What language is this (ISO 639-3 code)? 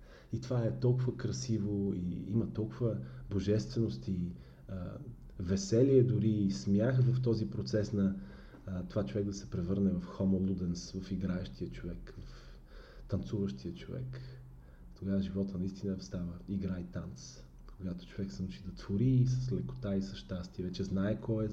bul